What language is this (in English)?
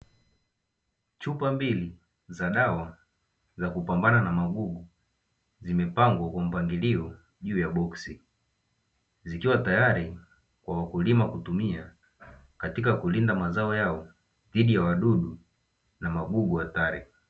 Swahili